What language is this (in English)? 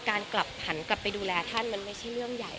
Thai